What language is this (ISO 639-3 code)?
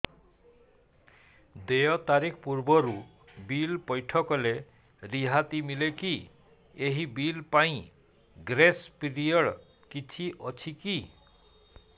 ori